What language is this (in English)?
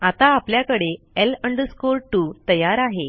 Marathi